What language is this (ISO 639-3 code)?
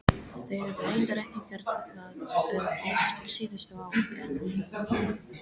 isl